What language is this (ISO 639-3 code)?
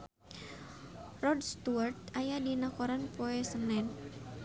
sun